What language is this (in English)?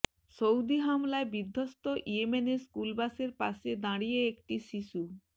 Bangla